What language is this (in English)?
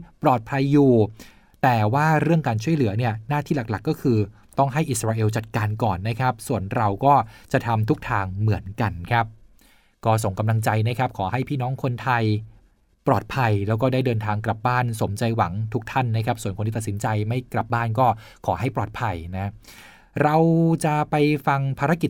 Thai